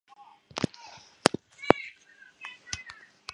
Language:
Chinese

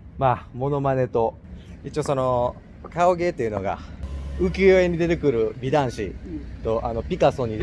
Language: Japanese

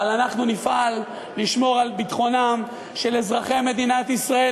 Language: Hebrew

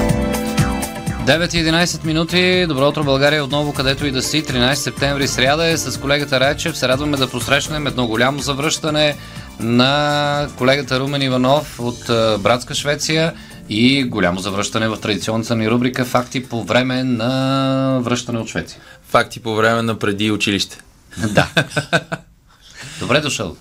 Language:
Bulgarian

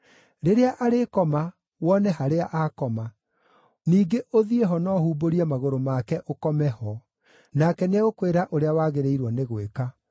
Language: Kikuyu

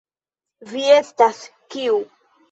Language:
Esperanto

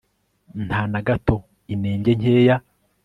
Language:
Kinyarwanda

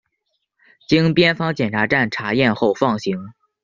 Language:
Chinese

